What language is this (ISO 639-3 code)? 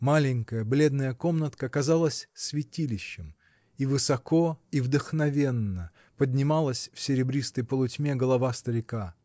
rus